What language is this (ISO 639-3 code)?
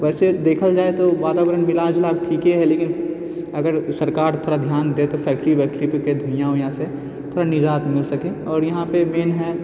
mai